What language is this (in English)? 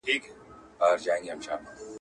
Pashto